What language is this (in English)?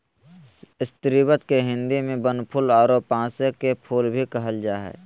Magahi